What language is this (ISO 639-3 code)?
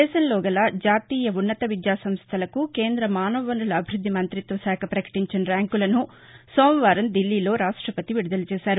tel